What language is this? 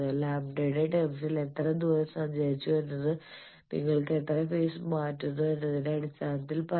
Malayalam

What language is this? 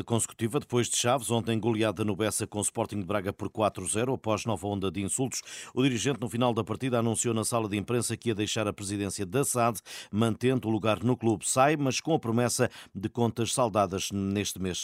Portuguese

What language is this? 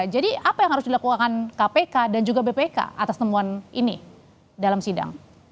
Indonesian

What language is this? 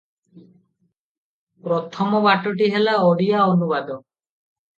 Odia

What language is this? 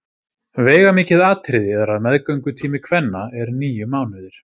Icelandic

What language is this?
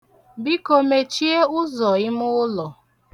Igbo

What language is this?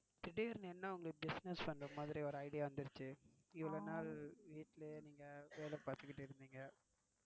Tamil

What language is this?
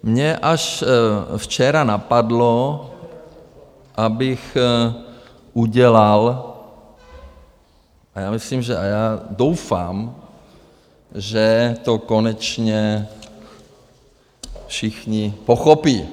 Czech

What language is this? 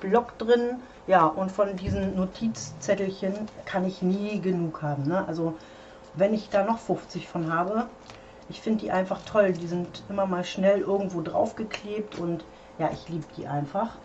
German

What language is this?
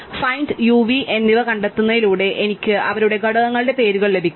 Malayalam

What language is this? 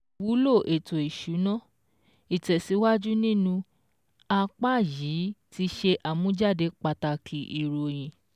Yoruba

